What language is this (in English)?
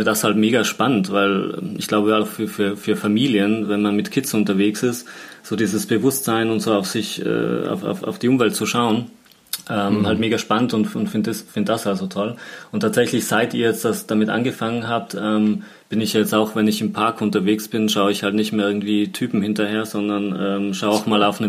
German